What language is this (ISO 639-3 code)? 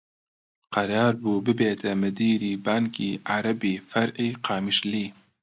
ckb